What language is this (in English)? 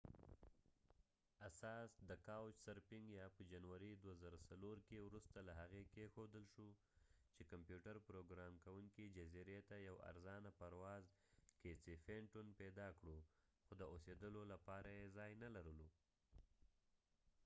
Pashto